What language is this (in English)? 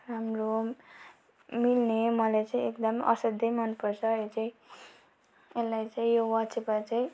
Nepali